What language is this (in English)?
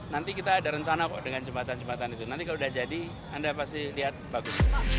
Indonesian